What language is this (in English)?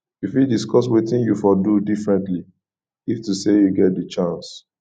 Nigerian Pidgin